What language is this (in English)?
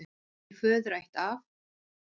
Icelandic